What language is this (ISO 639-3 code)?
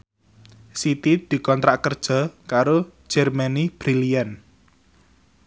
jav